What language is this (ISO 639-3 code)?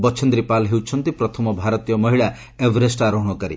ori